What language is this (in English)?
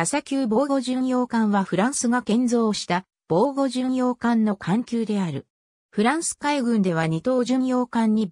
Japanese